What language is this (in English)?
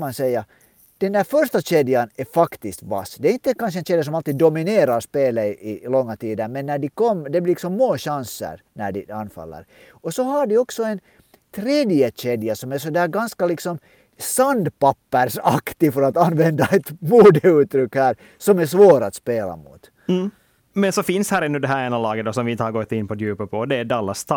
Swedish